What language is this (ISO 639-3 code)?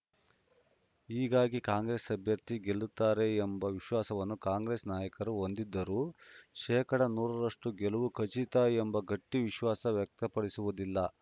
kan